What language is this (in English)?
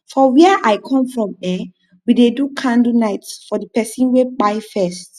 Nigerian Pidgin